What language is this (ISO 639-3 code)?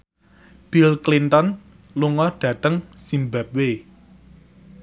jav